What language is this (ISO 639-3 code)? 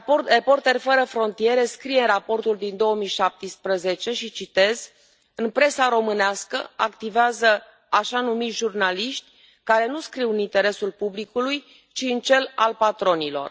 ron